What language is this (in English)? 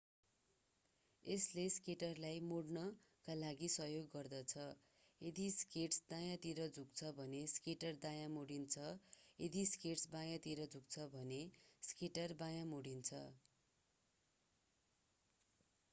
Nepali